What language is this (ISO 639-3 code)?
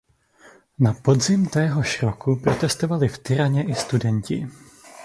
ces